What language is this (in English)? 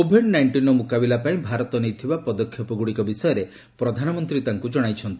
Odia